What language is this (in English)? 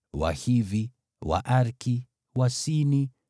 Swahili